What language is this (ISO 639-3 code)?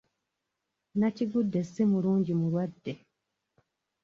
lug